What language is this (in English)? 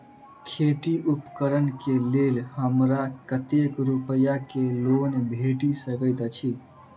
Maithili